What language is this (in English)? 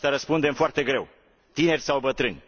Romanian